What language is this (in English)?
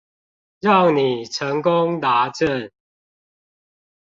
Chinese